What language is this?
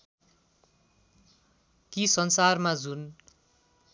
Nepali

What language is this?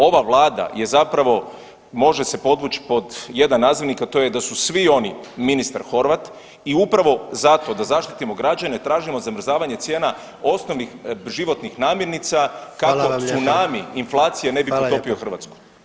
Croatian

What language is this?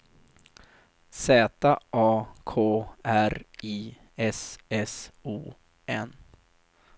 Swedish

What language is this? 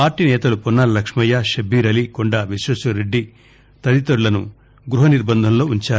Telugu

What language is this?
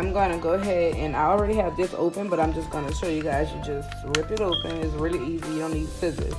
English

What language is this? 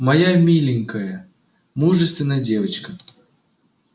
Russian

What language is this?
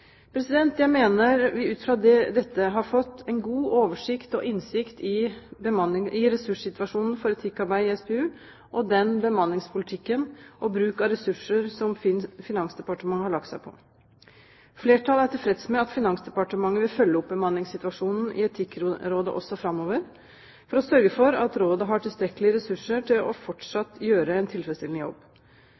Norwegian Bokmål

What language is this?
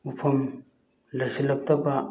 Manipuri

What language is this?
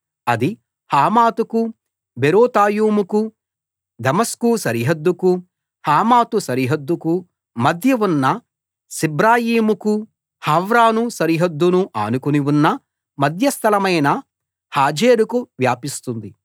Telugu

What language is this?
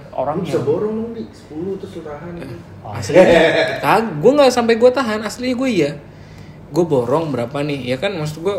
Indonesian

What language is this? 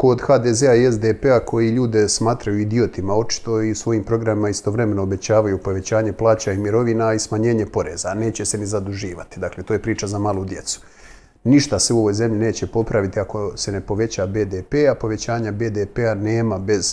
Croatian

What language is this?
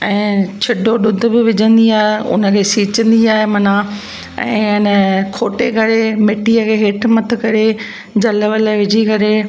Sindhi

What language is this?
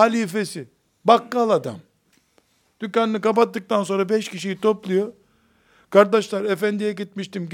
Turkish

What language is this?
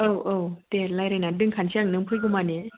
Bodo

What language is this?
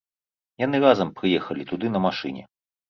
Belarusian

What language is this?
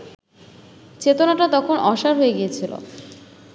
Bangla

